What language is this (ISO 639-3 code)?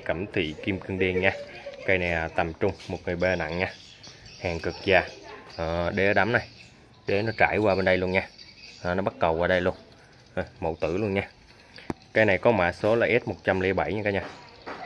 vie